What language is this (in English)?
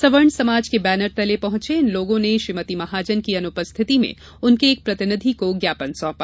Hindi